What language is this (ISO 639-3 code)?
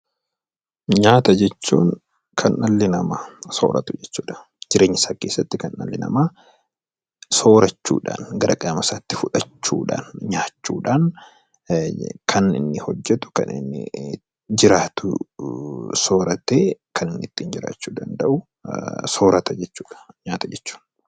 orm